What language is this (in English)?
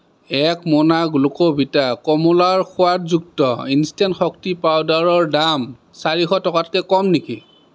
Assamese